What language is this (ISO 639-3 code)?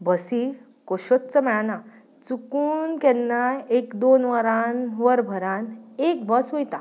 kok